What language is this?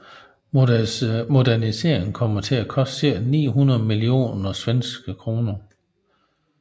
Danish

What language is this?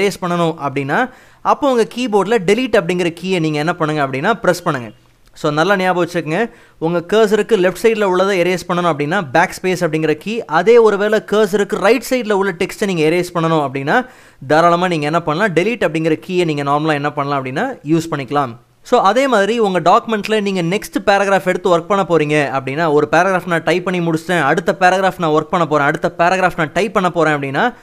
Tamil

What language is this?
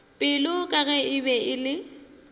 Northern Sotho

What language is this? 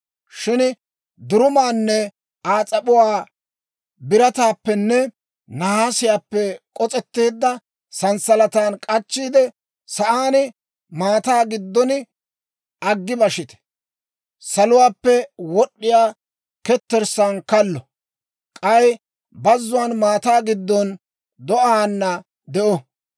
Dawro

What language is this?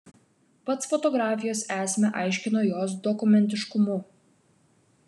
Lithuanian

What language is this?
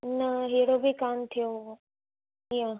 Sindhi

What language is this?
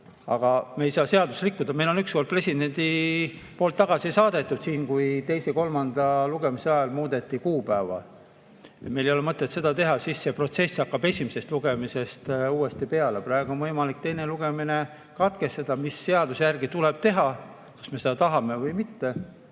Estonian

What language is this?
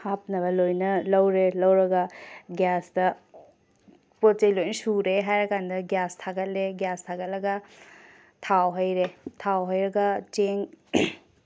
Manipuri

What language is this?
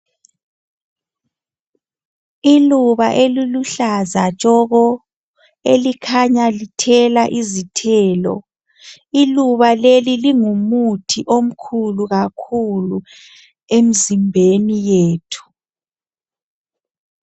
North Ndebele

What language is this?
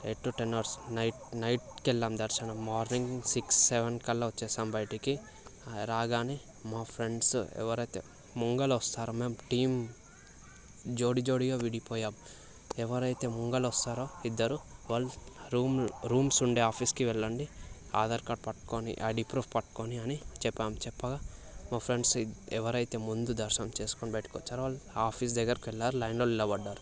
Telugu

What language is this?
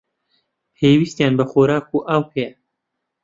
Central Kurdish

